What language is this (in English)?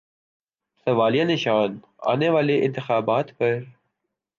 Urdu